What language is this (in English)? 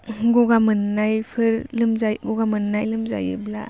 Bodo